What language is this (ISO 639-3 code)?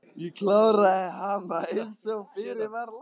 isl